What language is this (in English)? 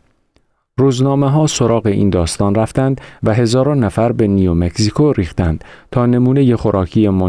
Persian